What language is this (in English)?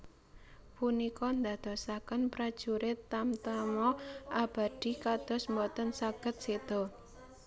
Javanese